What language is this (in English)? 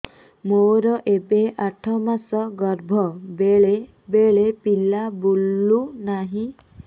Odia